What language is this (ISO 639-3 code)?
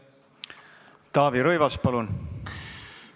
est